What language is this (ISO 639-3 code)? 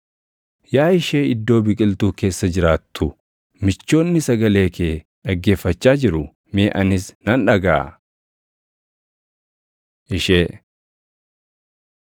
orm